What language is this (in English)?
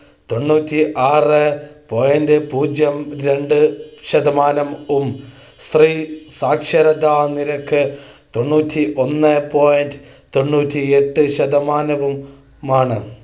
Malayalam